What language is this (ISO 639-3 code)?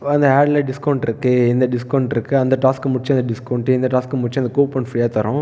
tam